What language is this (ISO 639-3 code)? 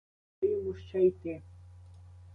ukr